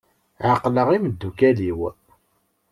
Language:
Kabyle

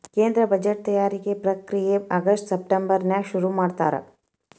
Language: Kannada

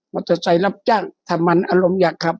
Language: Thai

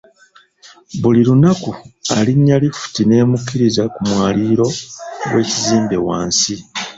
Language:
Ganda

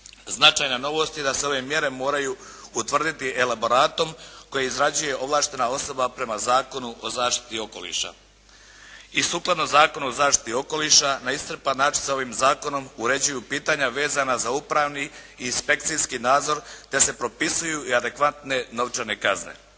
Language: Croatian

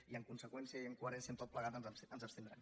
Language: Catalan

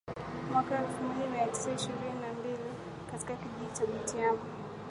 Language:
Swahili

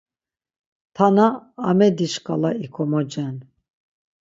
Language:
Laz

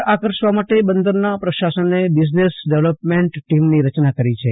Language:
Gujarati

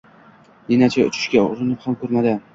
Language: Uzbek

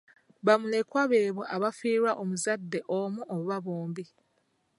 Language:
Ganda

